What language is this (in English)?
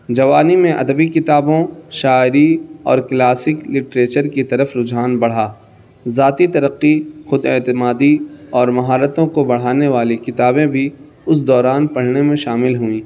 Urdu